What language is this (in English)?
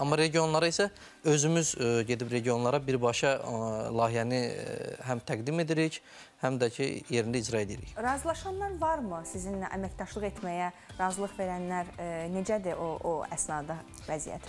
Turkish